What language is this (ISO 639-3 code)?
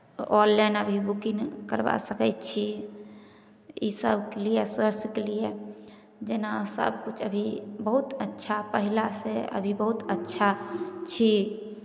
mai